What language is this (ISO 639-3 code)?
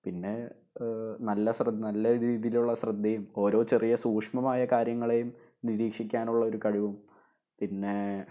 mal